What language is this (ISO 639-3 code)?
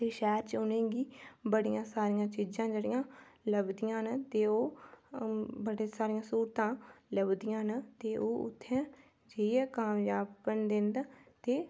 doi